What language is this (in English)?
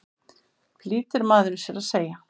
Icelandic